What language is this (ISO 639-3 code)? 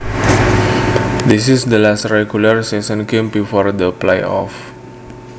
jav